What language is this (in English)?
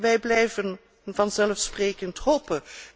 Dutch